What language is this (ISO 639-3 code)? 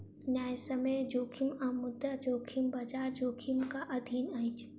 mai